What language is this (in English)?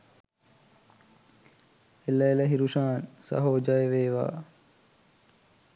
Sinhala